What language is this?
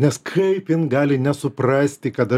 Lithuanian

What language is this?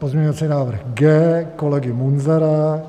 Czech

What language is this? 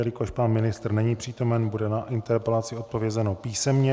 Czech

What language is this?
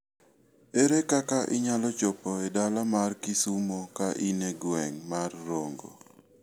Luo (Kenya and Tanzania)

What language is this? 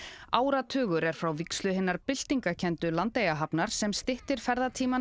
Icelandic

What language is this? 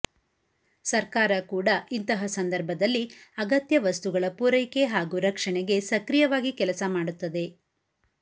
Kannada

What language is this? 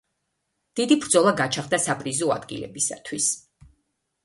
Georgian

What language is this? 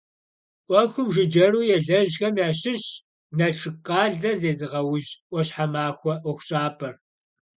Kabardian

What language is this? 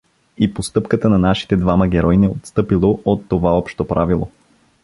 Bulgarian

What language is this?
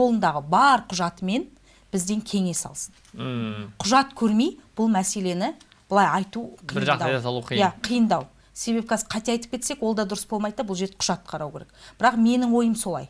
Turkish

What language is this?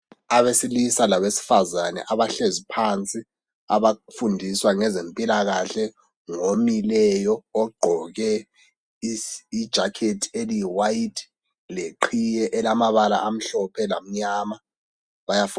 North Ndebele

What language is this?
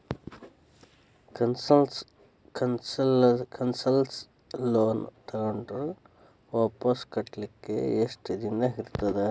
Kannada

